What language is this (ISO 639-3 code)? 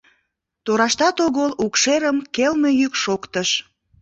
chm